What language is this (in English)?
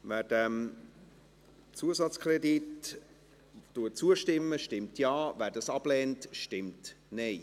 Swiss German